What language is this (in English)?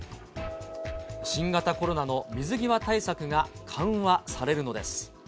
Japanese